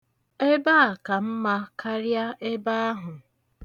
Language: Igbo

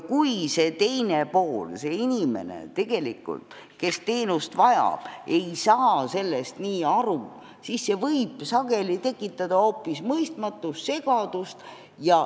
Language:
Estonian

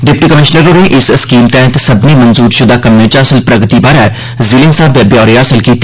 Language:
Dogri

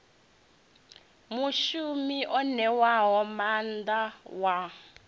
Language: Venda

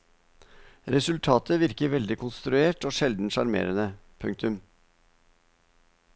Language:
Norwegian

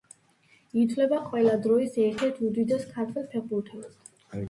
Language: Georgian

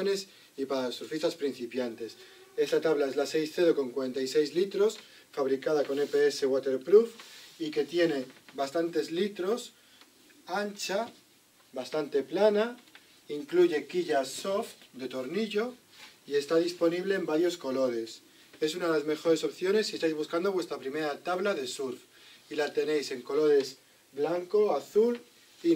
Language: Spanish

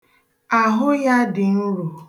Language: Igbo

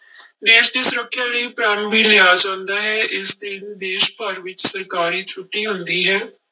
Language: Punjabi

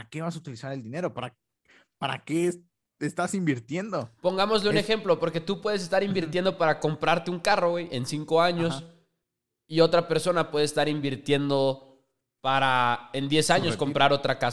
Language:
Spanish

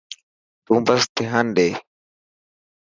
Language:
Dhatki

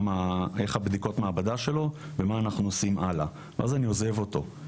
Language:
Hebrew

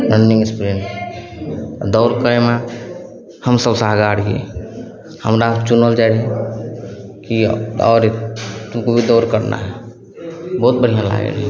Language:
Maithili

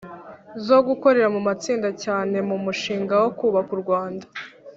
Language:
Kinyarwanda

